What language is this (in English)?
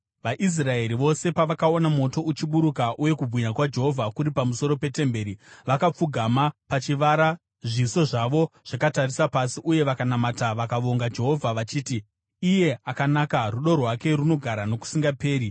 Shona